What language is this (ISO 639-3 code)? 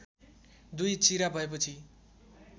nep